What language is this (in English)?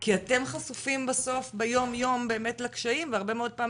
Hebrew